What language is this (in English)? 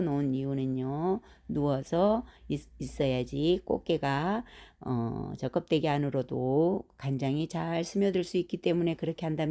Korean